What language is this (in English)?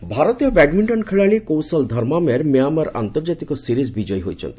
Odia